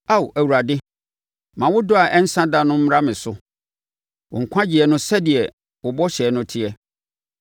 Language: Akan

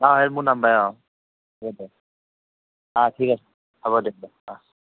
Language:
Assamese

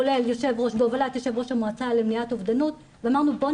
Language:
Hebrew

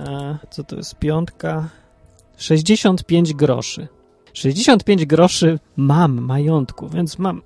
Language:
Polish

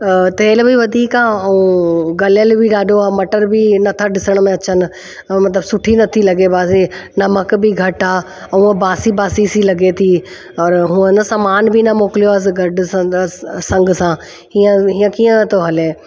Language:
Sindhi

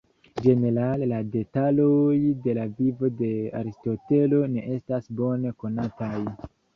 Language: Esperanto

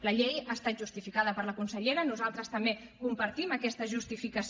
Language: Catalan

